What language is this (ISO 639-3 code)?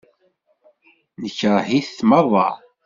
kab